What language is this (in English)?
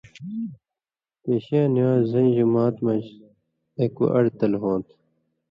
Indus Kohistani